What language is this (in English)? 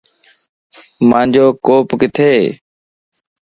Lasi